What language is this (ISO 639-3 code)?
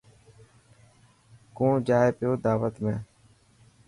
mki